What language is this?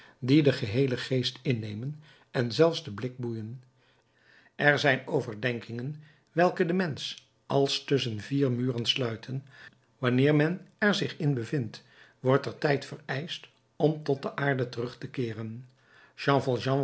Dutch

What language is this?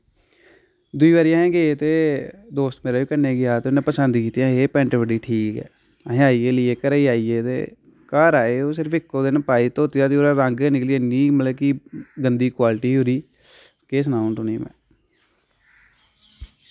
Dogri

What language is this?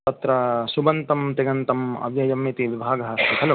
Sanskrit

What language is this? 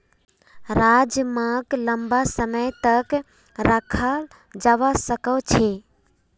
Magahi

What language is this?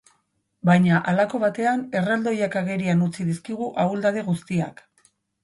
Basque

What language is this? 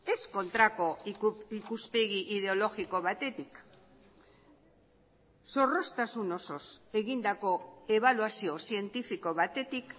Basque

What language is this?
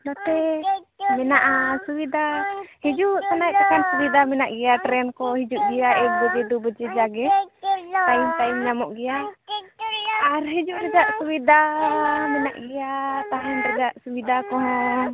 Santali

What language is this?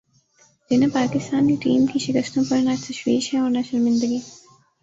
Urdu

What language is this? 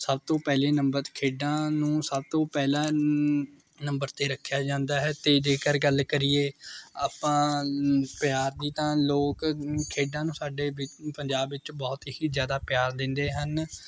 Punjabi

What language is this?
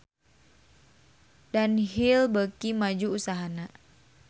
Sundanese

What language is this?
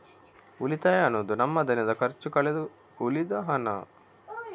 Kannada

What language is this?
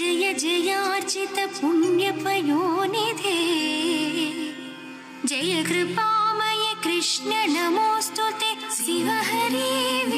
Kannada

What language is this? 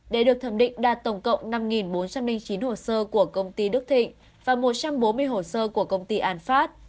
Vietnamese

